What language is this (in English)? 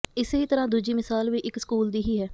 Punjabi